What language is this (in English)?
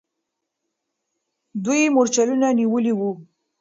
Pashto